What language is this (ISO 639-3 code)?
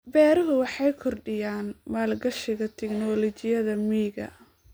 som